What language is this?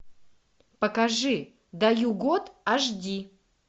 Russian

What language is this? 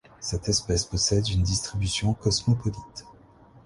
French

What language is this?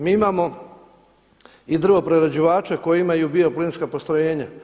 Croatian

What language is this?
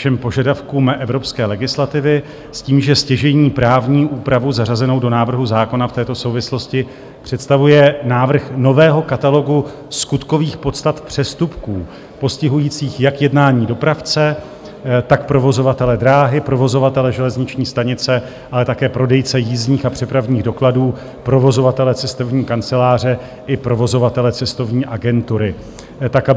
Czech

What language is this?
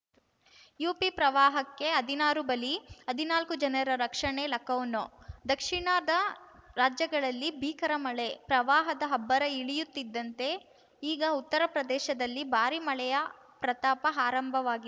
Kannada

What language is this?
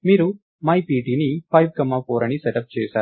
Telugu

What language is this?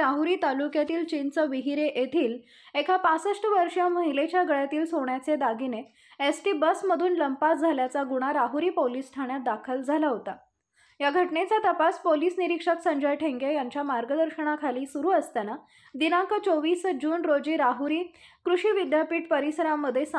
Marathi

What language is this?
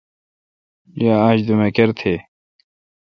Kalkoti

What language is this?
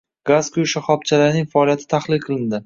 Uzbek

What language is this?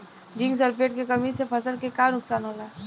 Bhojpuri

